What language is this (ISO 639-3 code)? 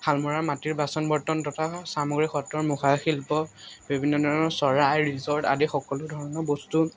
asm